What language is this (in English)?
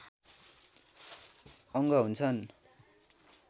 Nepali